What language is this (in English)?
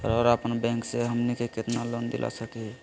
Magahi